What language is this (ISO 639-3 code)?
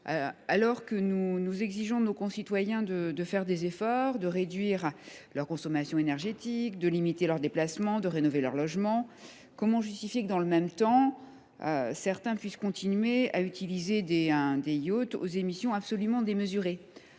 fra